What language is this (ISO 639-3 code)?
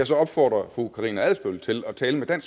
dan